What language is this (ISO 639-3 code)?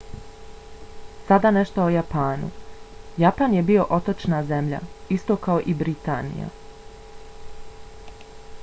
bos